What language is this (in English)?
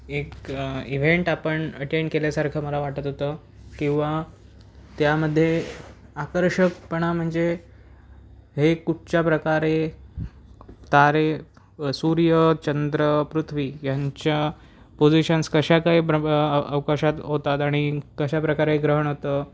Marathi